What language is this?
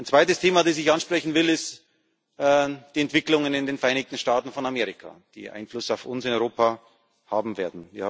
German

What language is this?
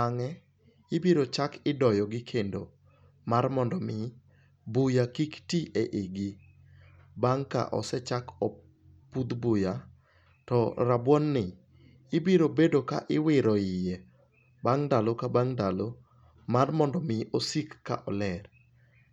Luo (Kenya and Tanzania)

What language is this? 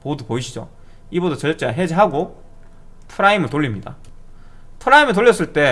Korean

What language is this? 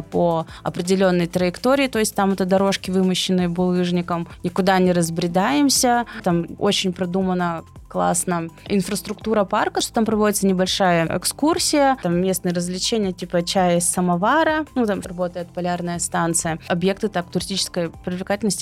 Russian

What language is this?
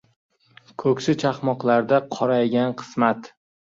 Uzbek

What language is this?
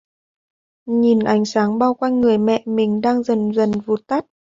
Vietnamese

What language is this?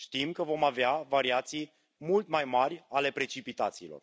Romanian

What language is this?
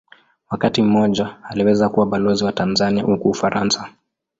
Swahili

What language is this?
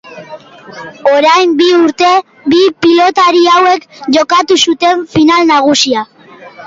Basque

